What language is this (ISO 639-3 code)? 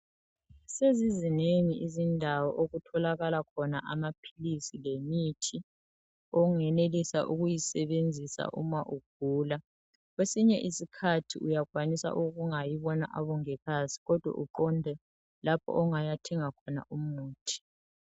nde